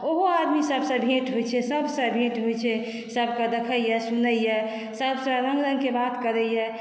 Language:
Maithili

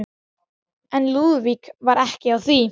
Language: Icelandic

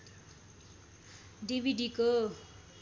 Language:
Nepali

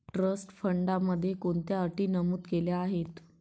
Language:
Marathi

